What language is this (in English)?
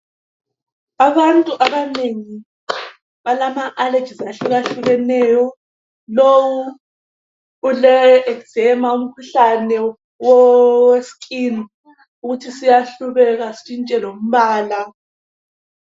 North Ndebele